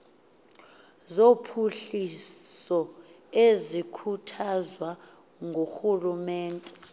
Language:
Xhosa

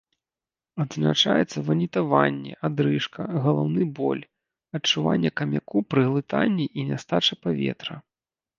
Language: Belarusian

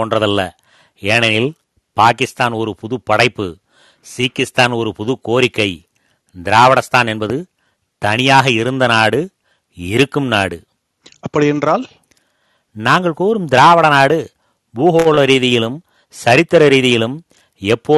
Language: Tamil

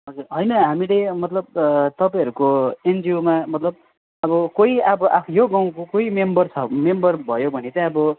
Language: Nepali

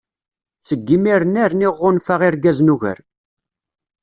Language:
Kabyle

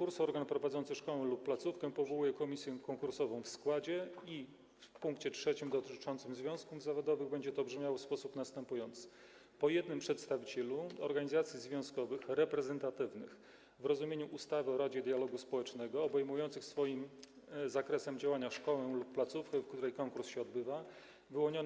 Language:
Polish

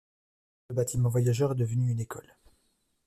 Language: French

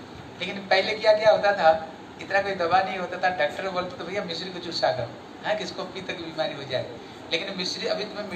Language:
Hindi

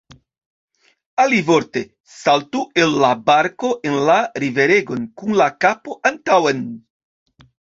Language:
Esperanto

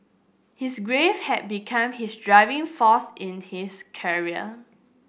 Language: English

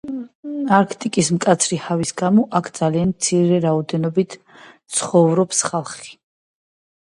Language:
Georgian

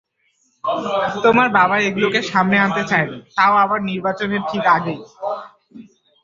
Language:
Bangla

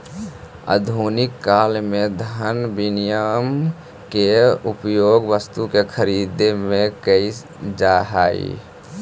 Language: Magahi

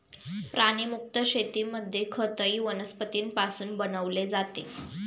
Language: Marathi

